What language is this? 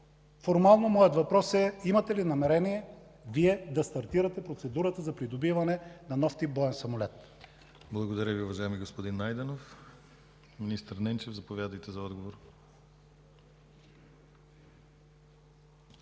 Bulgarian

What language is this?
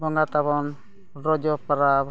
Santali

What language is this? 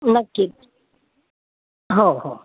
Marathi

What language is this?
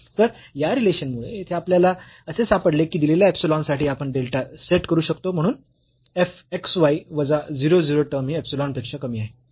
Marathi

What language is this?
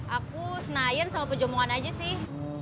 Indonesian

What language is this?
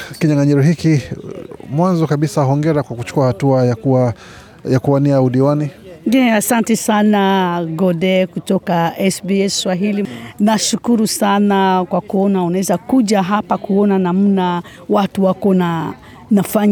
Swahili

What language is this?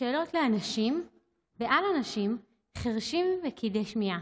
Hebrew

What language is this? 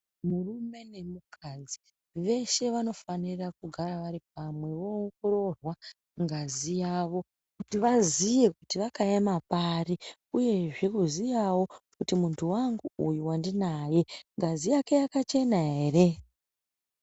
Ndau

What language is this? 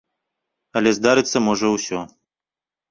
Belarusian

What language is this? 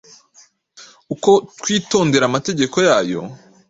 Kinyarwanda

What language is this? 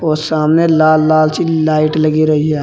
Hindi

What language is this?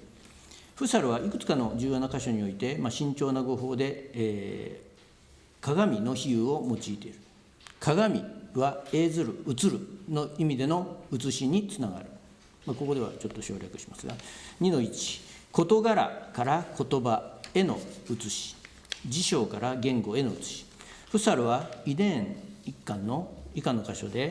Japanese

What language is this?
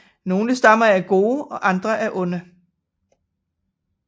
Danish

